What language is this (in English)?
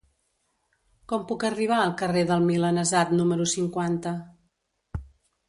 Catalan